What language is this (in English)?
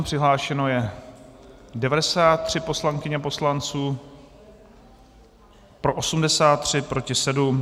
Czech